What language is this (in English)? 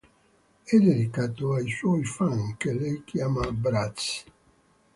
Italian